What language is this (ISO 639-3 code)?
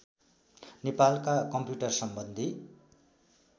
nep